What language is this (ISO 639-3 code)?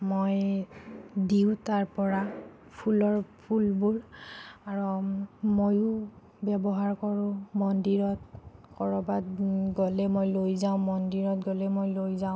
asm